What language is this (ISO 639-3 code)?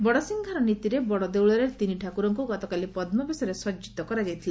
ori